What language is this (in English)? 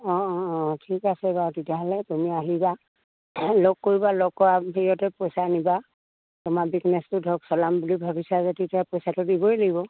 Assamese